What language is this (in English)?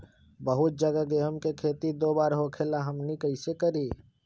Magahi